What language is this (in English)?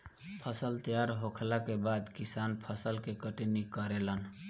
Bhojpuri